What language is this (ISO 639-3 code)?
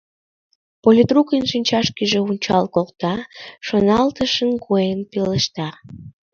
chm